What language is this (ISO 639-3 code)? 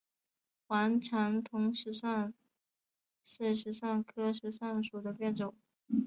zho